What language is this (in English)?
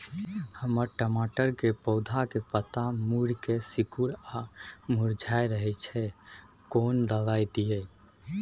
Maithili